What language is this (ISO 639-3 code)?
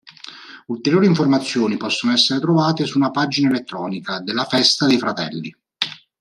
ita